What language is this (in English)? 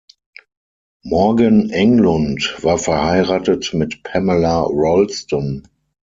German